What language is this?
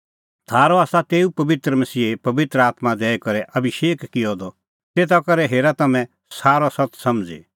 Kullu Pahari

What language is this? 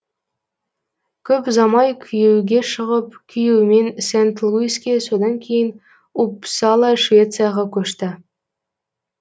Kazakh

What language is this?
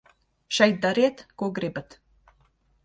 Latvian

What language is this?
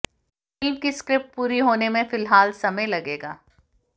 Hindi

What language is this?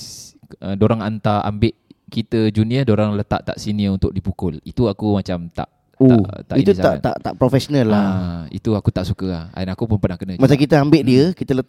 Malay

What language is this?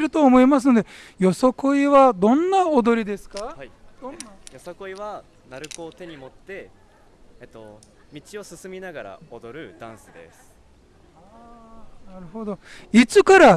Japanese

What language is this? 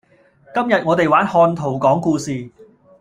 Cantonese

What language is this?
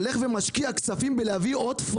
Hebrew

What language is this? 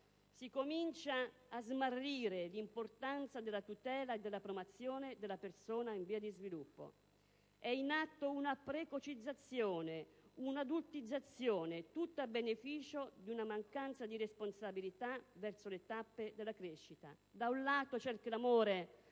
Italian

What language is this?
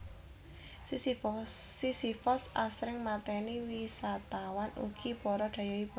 Javanese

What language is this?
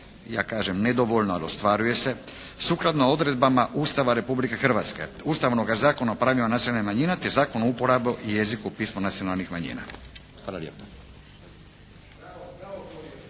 Croatian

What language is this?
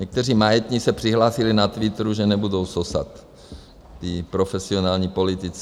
Czech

